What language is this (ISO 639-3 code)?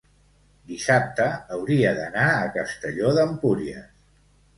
cat